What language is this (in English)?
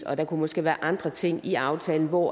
Danish